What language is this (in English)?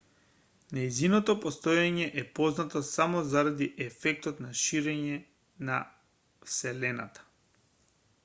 Macedonian